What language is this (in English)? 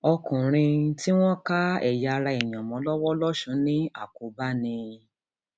Yoruba